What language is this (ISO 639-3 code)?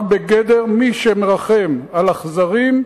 heb